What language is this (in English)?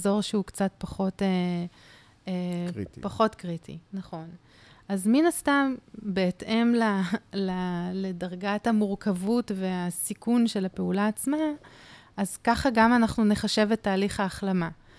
Hebrew